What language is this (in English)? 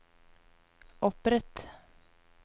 Norwegian